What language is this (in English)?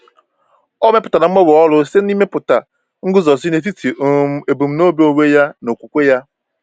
Igbo